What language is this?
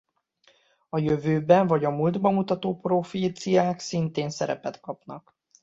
Hungarian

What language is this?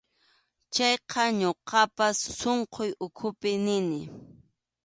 Arequipa-La Unión Quechua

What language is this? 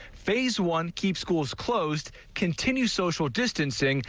English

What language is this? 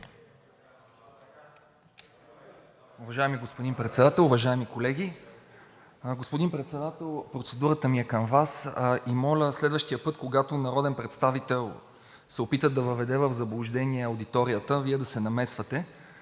Bulgarian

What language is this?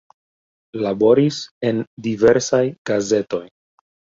Esperanto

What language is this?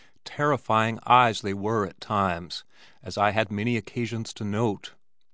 English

